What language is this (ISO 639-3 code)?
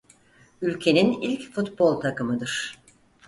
tur